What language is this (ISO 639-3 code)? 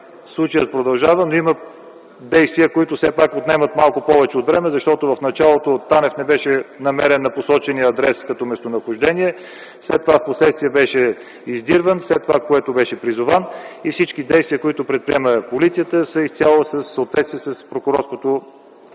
bul